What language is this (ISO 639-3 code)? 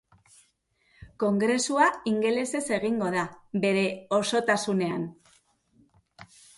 eus